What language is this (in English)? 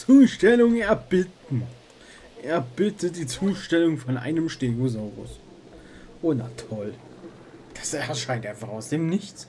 German